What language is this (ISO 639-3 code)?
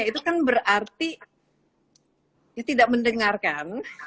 ind